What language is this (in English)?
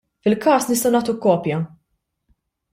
Maltese